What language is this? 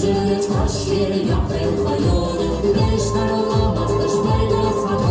Turkish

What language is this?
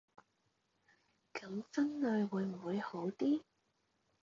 Cantonese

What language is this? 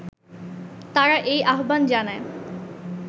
Bangla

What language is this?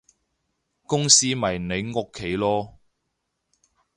Cantonese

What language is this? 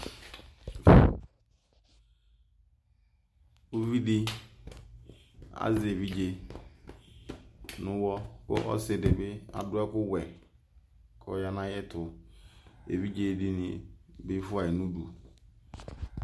Ikposo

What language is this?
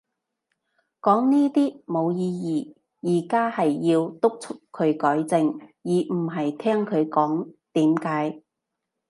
Cantonese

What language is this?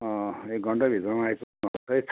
Nepali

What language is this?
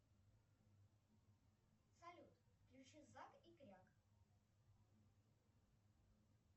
Russian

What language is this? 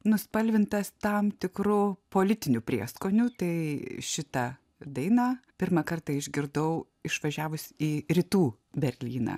Lithuanian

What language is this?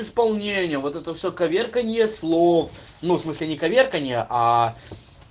Russian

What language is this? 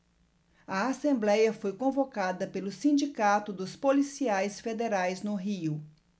Portuguese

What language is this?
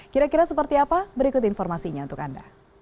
Indonesian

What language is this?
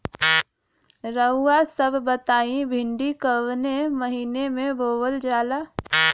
Bhojpuri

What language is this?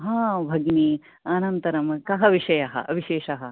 Sanskrit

